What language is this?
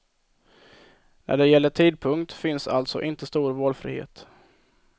Swedish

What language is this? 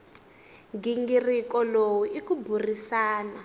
Tsonga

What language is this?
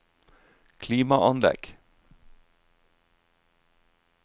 Norwegian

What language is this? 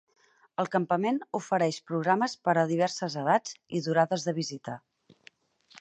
Catalan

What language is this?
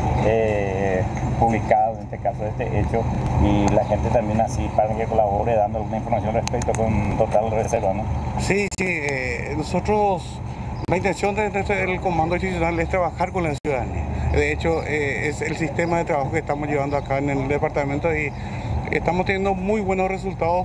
Spanish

